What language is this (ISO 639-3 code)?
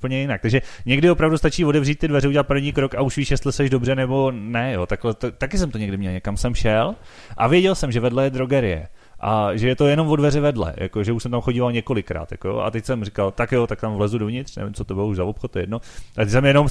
ces